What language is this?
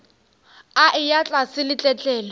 Northern Sotho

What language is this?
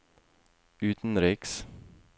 Norwegian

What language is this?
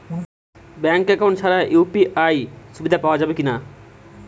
Bangla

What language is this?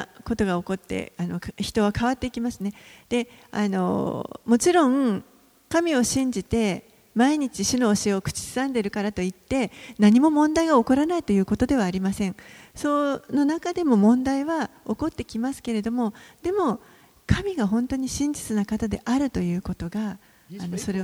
Japanese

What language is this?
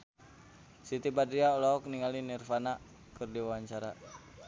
Sundanese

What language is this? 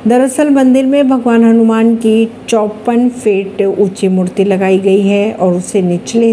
Hindi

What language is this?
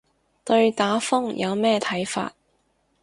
Cantonese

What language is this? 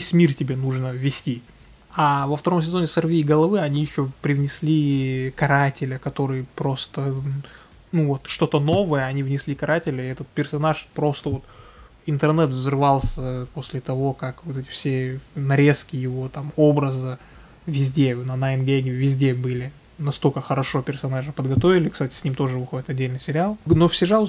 Russian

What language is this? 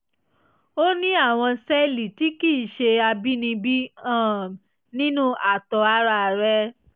Yoruba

